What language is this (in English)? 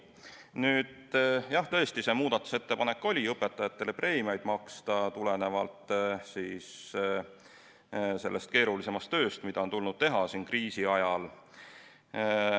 Estonian